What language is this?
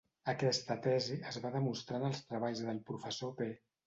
Catalan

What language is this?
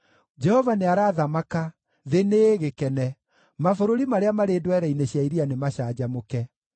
Kikuyu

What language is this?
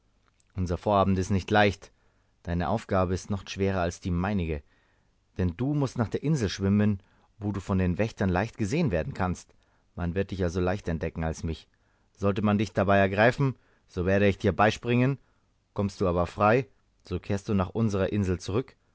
German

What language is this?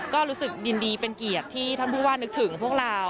Thai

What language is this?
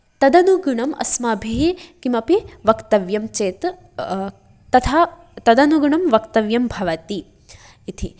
Sanskrit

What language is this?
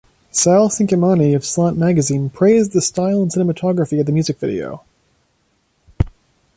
English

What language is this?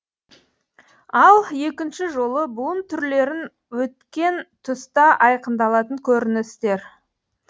Kazakh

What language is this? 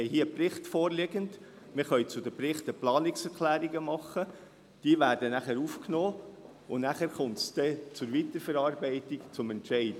Swiss German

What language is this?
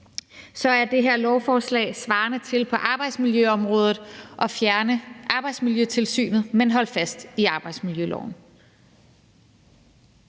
Danish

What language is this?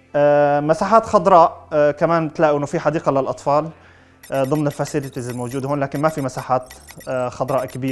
Arabic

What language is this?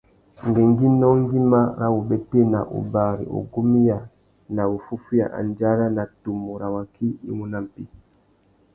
Tuki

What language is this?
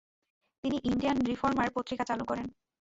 Bangla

